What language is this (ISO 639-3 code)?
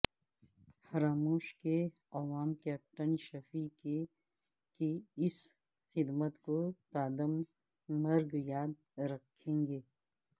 urd